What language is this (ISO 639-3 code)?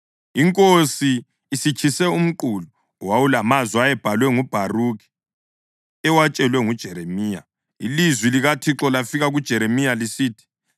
nde